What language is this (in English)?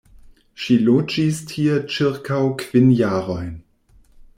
Esperanto